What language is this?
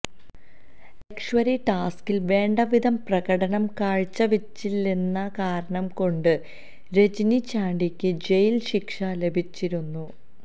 Malayalam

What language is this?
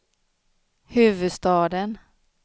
Swedish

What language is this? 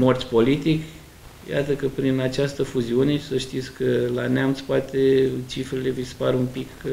Romanian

